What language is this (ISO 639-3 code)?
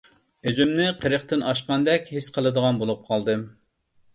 uig